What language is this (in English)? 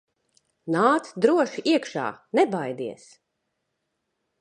Latvian